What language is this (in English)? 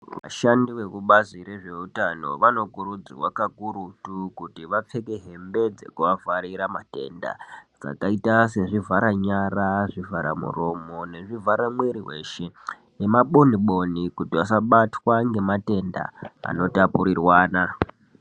Ndau